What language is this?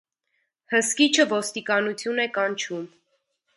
Armenian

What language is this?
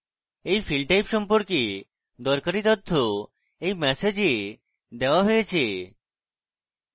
Bangla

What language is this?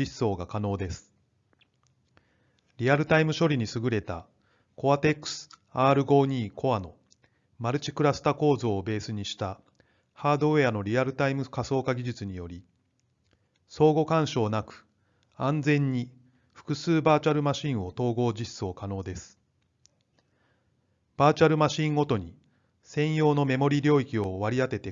Japanese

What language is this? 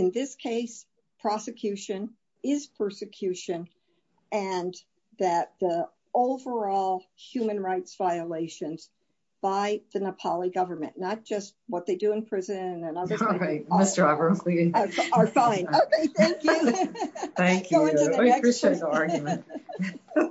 English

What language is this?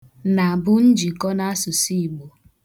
Igbo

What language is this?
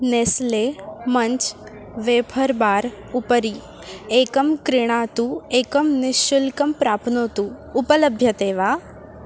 Sanskrit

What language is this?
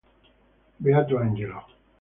Italian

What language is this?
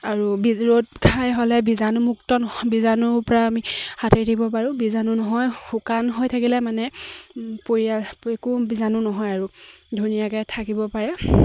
Assamese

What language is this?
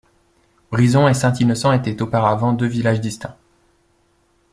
French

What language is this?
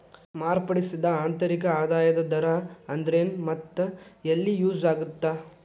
Kannada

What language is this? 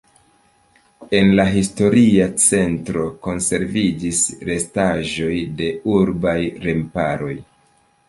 Esperanto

